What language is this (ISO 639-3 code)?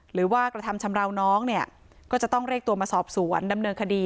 tha